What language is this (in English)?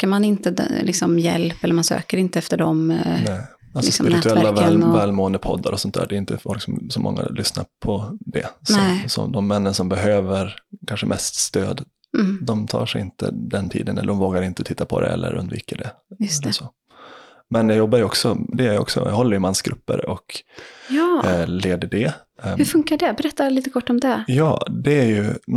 Swedish